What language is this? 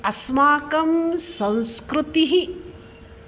Sanskrit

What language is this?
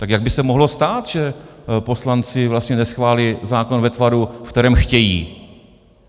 Czech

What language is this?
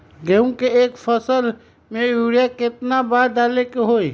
Magahi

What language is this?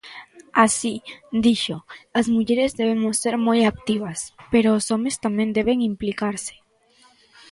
Galician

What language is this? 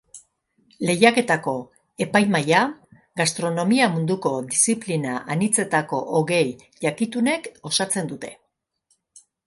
Basque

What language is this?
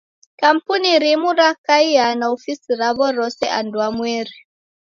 Taita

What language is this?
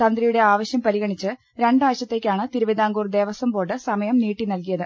Malayalam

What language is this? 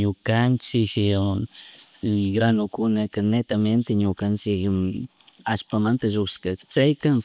Chimborazo Highland Quichua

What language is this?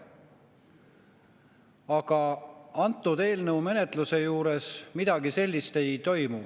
Estonian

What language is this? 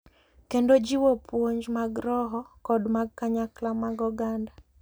Luo (Kenya and Tanzania)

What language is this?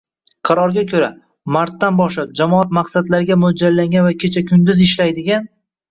Uzbek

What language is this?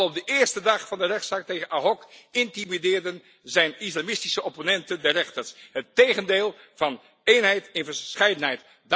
Dutch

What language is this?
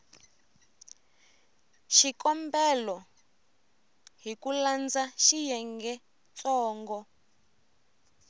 Tsonga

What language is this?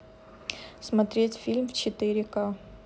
Russian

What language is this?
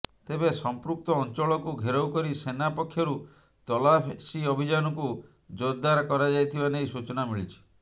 Odia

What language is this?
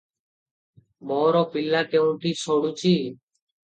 Odia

